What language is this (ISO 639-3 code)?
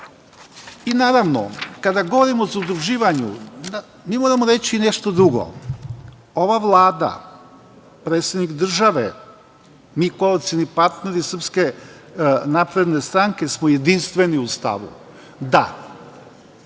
srp